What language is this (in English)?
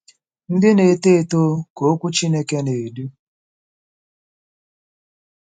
Igbo